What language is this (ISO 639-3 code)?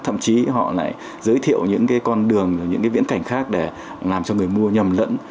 vie